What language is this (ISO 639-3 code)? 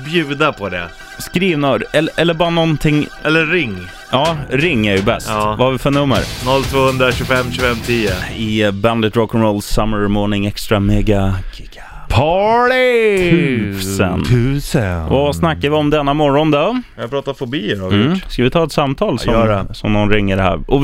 swe